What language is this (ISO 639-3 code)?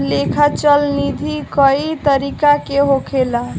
bho